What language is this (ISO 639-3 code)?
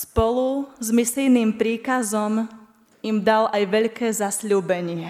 slk